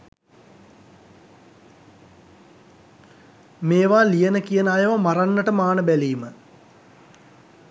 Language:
Sinhala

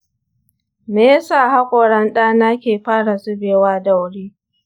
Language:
Hausa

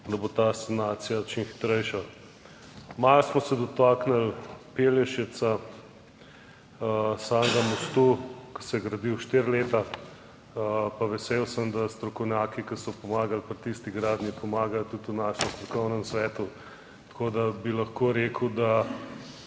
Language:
Slovenian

